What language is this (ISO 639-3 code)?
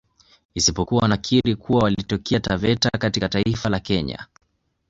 swa